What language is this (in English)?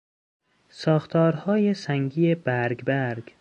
Persian